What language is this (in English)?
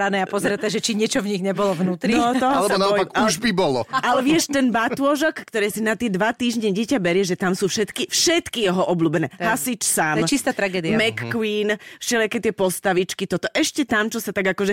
Slovak